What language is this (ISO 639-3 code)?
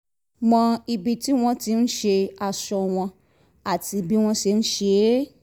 yor